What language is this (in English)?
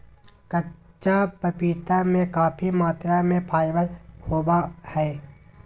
Magahi